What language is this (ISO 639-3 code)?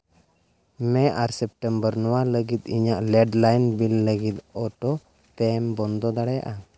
sat